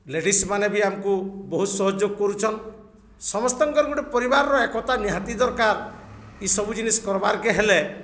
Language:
Odia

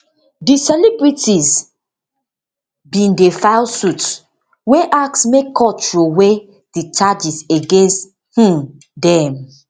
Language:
Nigerian Pidgin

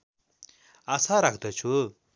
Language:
Nepali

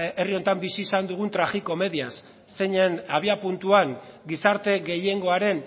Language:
Basque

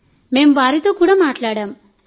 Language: Telugu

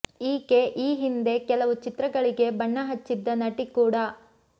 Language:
Kannada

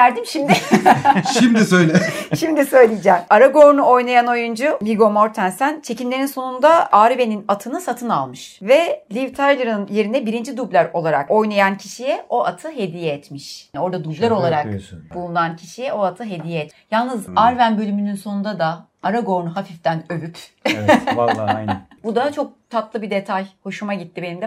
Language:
Turkish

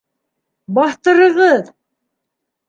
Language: Bashkir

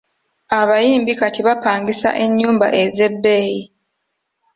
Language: Ganda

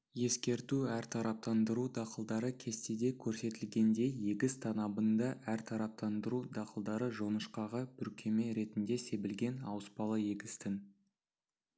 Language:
Kazakh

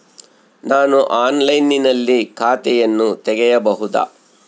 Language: Kannada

